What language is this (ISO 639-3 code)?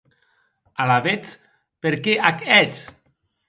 oci